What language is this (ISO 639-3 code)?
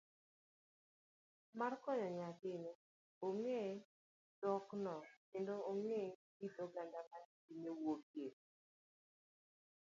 luo